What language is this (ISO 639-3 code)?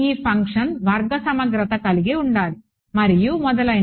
tel